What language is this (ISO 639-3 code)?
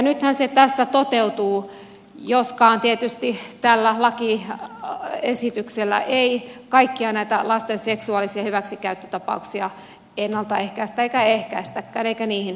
fin